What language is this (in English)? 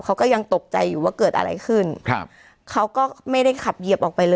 Thai